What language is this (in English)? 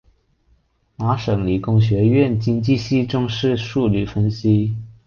Chinese